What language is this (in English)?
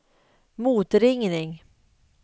Swedish